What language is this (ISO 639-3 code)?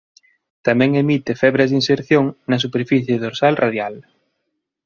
glg